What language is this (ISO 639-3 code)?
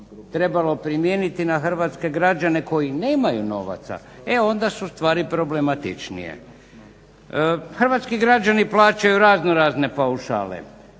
hrv